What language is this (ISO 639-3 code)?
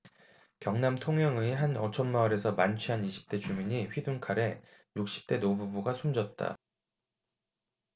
kor